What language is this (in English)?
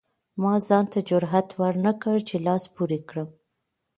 Pashto